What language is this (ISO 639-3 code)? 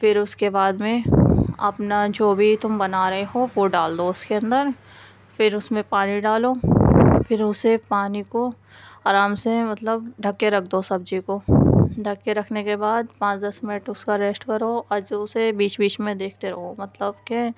urd